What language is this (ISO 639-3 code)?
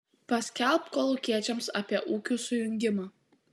lit